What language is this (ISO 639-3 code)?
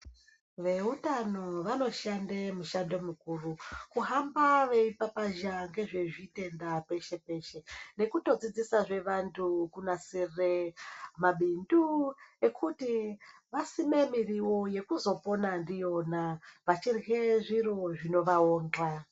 ndc